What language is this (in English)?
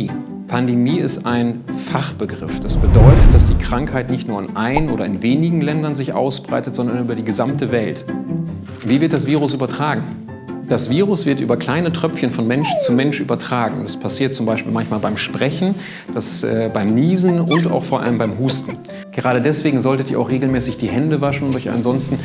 German